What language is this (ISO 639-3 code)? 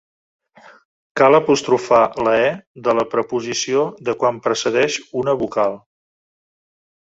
cat